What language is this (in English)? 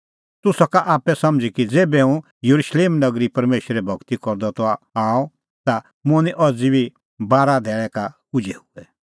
Kullu Pahari